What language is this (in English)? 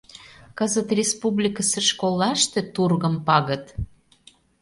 Mari